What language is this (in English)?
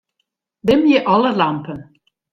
Western Frisian